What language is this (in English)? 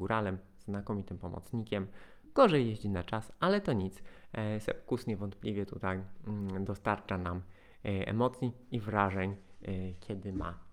Polish